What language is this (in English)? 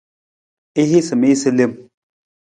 Nawdm